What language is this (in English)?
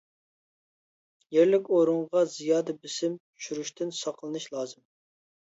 Uyghur